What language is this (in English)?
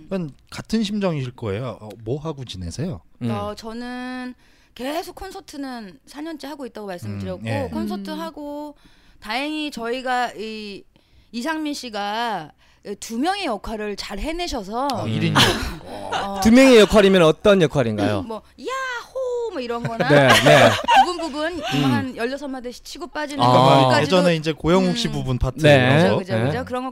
Korean